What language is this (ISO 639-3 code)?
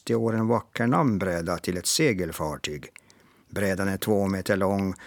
swe